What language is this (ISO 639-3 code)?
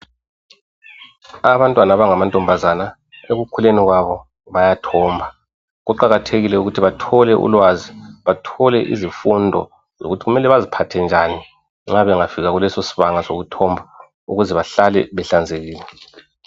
nde